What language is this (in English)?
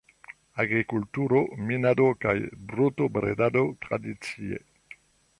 Esperanto